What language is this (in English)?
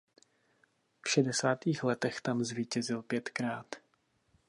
Czech